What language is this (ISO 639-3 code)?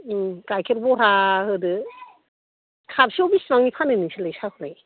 brx